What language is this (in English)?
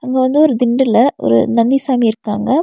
Tamil